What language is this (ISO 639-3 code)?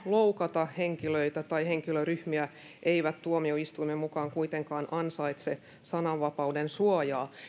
fin